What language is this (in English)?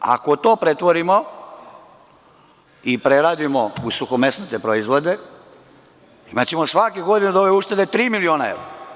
Serbian